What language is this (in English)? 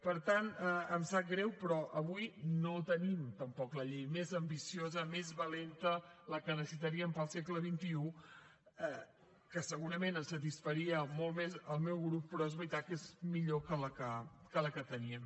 Catalan